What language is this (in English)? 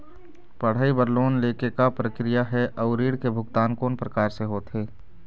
Chhattisgarhi